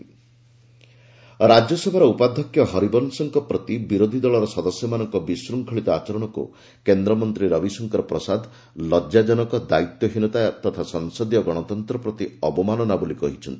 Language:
Odia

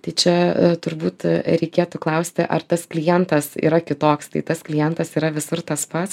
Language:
Lithuanian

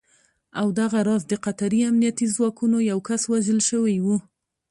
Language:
Pashto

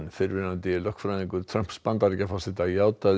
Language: Icelandic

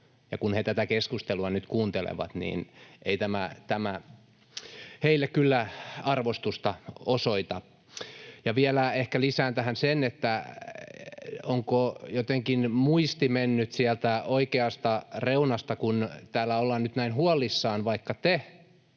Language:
Finnish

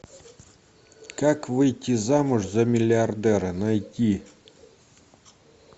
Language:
Russian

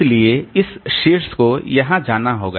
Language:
Hindi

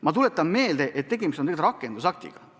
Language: Estonian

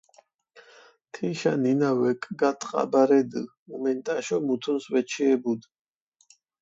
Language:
Mingrelian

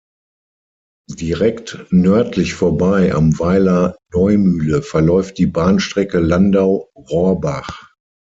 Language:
German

